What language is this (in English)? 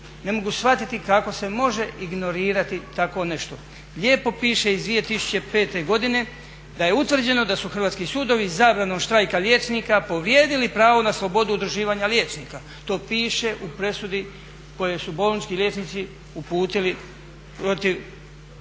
Croatian